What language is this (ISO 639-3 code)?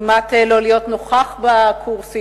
heb